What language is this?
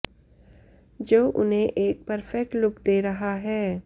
Hindi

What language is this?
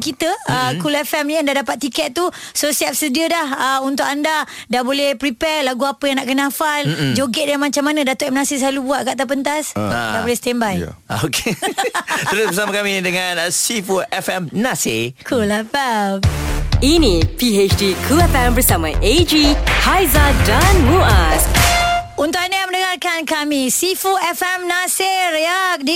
Malay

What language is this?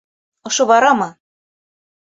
Bashkir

